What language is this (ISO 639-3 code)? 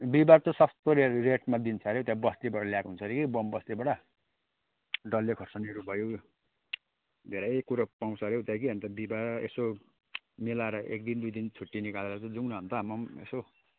nep